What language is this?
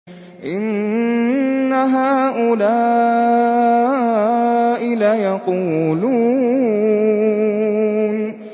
Arabic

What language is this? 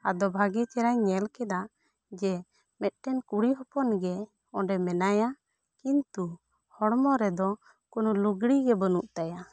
Santali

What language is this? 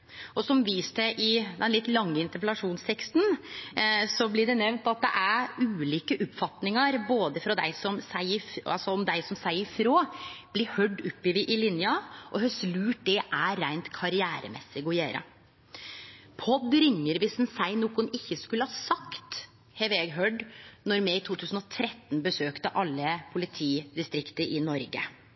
Norwegian Nynorsk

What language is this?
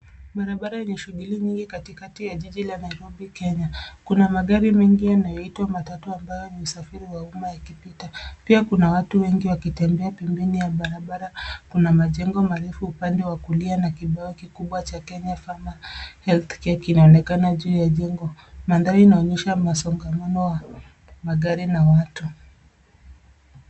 Swahili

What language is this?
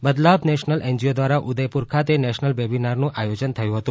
Gujarati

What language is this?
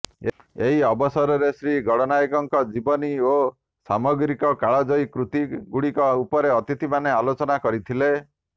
Odia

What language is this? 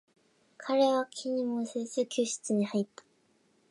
Japanese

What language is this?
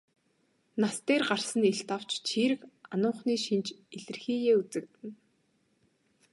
Mongolian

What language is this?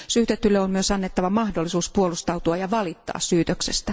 Finnish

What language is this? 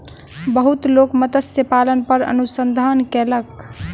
Maithili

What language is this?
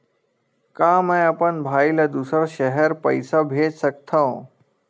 Chhattisgarhi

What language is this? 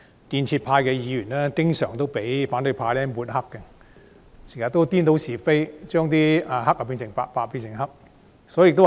Cantonese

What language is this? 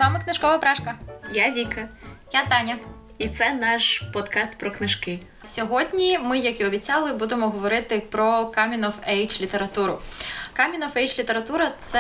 Ukrainian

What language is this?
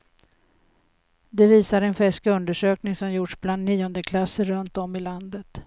Swedish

